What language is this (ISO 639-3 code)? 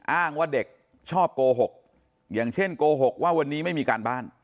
tha